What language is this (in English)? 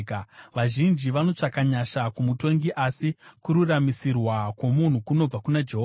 Shona